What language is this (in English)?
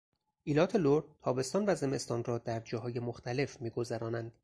Persian